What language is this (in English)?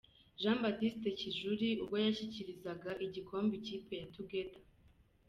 Kinyarwanda